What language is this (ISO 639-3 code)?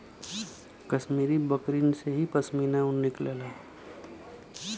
bho